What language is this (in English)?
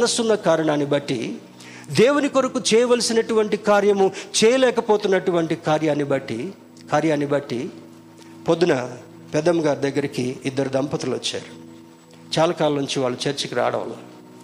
Telugu